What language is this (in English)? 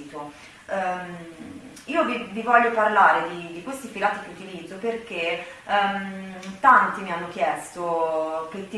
Italian